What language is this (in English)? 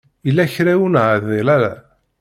Kabyle